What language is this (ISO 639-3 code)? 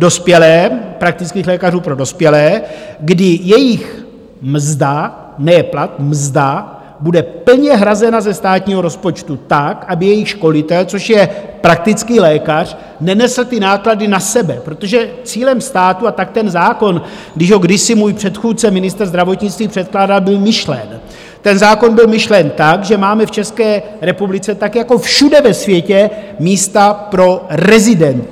ces